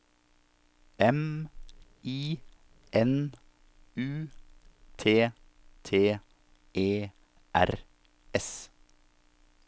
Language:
Norwegian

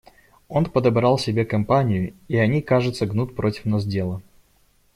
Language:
Russian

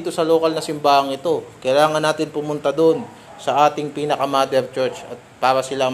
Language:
Filipino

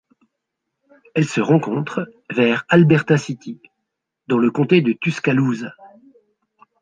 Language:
French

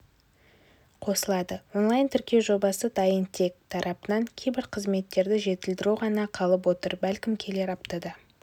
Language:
Kazakh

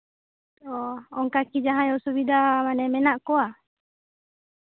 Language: Santali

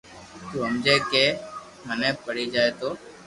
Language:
Loarki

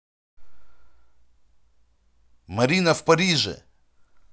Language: Russian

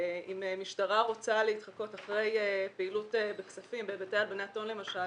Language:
Hebrew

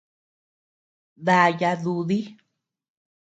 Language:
Tepeuxila Cuicatec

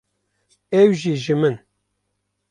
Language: Kurdish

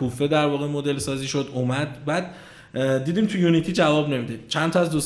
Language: Persian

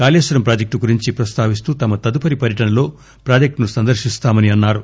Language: Telugu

